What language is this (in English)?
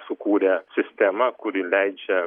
Lithuanian